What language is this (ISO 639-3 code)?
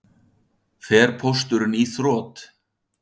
isl